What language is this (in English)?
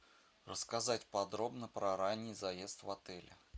Russian